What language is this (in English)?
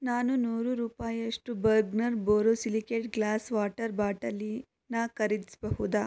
Kannada